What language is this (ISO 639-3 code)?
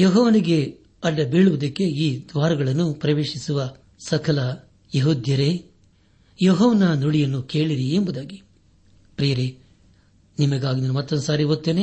kan